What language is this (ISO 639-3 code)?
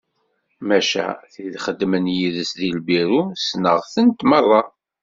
kab